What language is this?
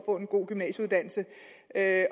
Danish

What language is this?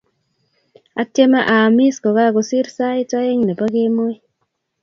Kalenjin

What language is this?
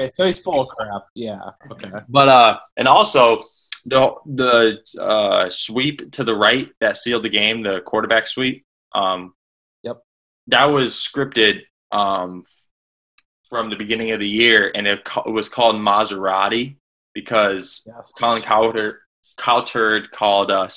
English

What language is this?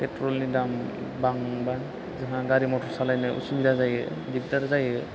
Bodo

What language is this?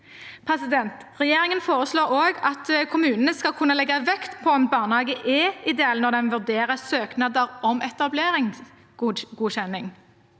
Norwegian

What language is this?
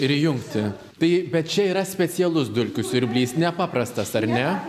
Lithuanian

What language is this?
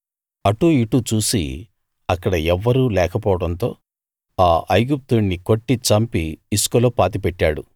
Telugu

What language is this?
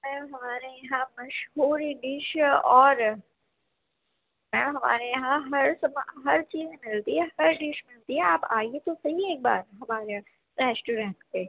Urdu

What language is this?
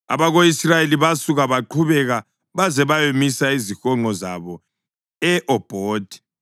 North Ndebele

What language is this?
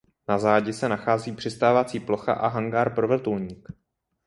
Czech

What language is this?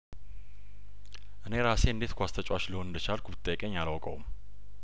Amharic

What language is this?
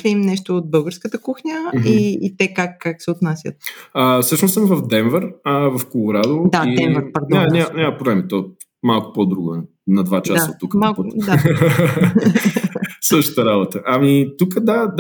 Bulgarian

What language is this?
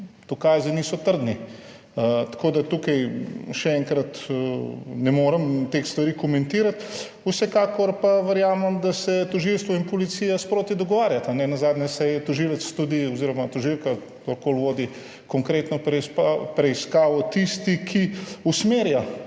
Slovenian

